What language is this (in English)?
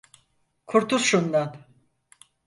Turkish